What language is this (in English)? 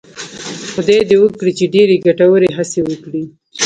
Pashto